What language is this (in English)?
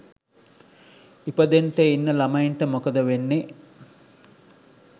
Sinhala